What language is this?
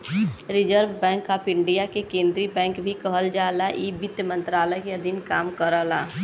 Bhojpuri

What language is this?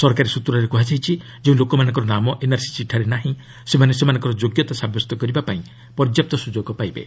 Odia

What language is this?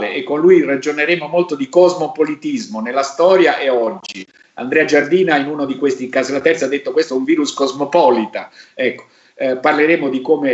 Italian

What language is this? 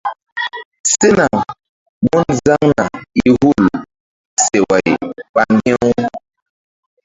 Mbum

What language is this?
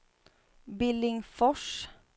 Swedish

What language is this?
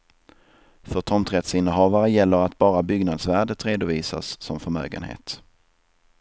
Swedish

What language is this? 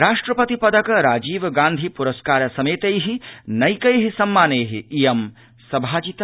Sanskrit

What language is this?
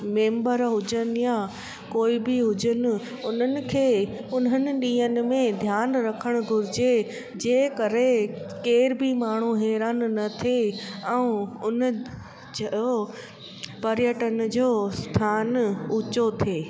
Sindhi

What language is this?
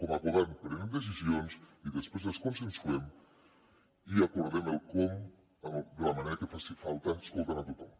Catalan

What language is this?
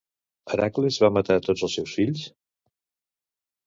Catalan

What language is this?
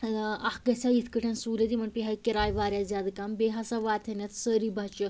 Kashmiri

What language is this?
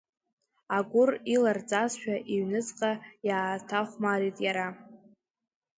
Abkhazian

